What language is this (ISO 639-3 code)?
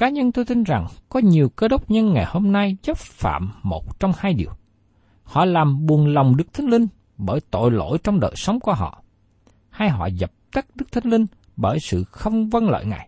vie